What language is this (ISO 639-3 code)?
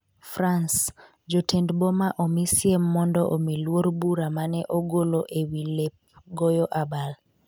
luo